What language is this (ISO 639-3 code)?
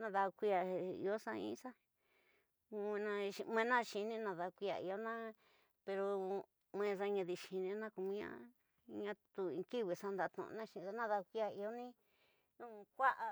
mtx